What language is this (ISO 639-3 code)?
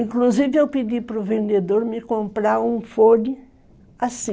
por